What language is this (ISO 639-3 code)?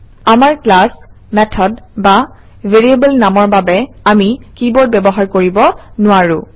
asm